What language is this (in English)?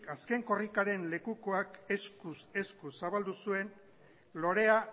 Basque